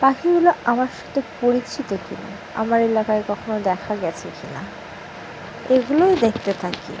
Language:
Bangla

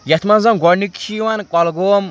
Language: Kashmiri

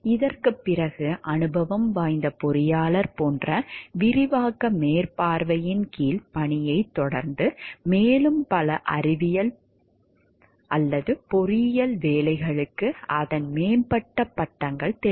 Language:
Tamil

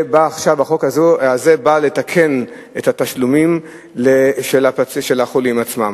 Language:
Hebrew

